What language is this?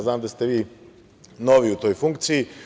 Serbian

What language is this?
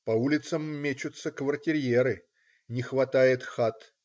Russian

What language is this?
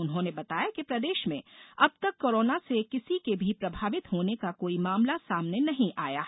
Hindi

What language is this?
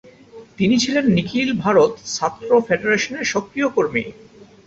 Bangla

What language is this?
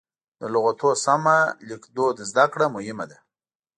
Pashto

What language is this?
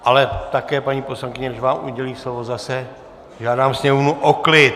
Czech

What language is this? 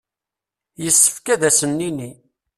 Kabyle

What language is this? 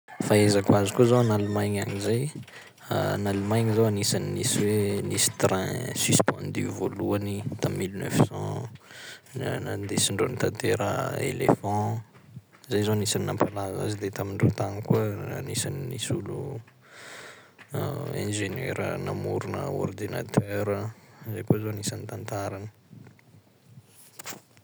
Sakalava Malagasy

